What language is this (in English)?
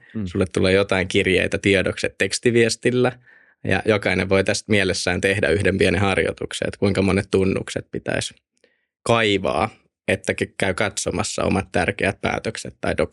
Finnish